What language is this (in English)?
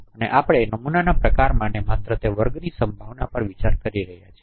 Gujarati